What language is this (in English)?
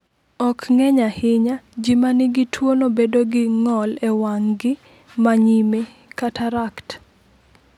Luo (Kenya and Tanzania)